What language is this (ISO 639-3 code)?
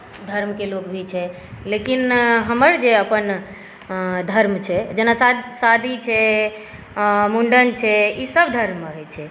mai